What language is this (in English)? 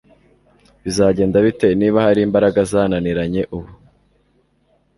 Kinyarwanda